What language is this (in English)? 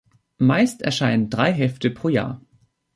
German